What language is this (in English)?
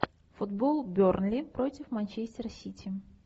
Russian